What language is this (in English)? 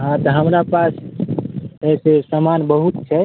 Maithili